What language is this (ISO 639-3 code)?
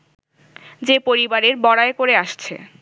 ben